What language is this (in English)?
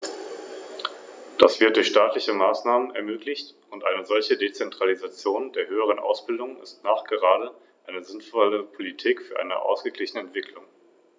German